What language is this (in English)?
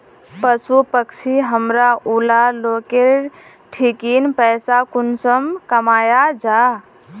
Magahi